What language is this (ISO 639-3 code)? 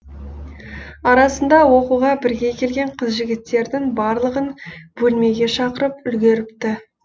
kaz